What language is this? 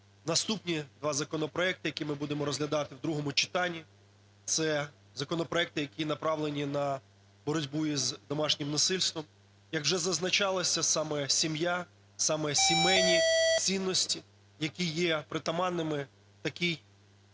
Ukrainian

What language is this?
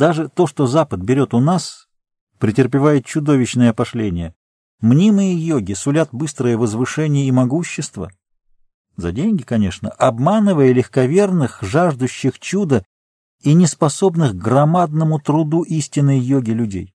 Russian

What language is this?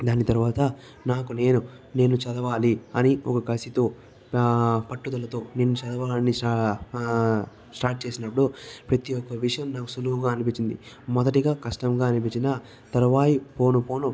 Telugu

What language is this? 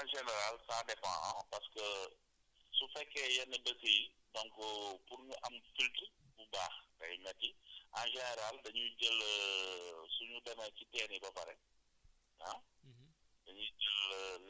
Wolof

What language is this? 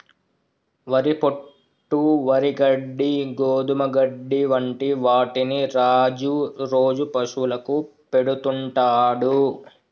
Telugu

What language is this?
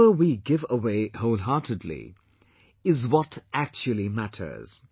English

